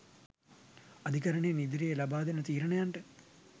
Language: Sinhala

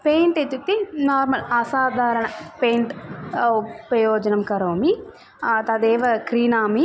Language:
Sanskrit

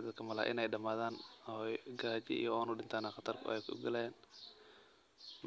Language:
Somali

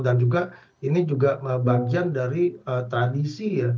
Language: Indonesian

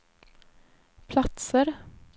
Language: Swedish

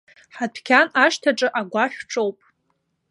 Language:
Abkhazian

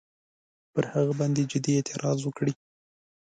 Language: Pashto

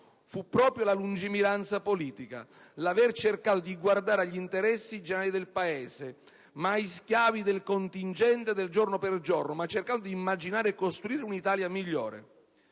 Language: Italian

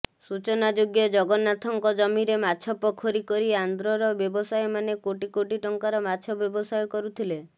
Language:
Odia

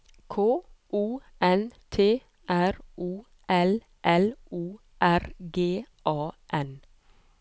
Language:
Norwegian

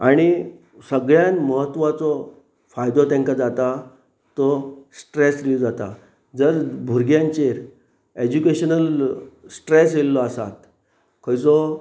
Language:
Konkani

